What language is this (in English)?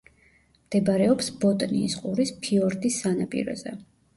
Georgian